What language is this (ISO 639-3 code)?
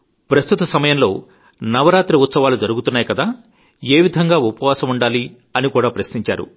tel